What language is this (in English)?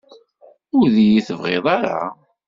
Kabyle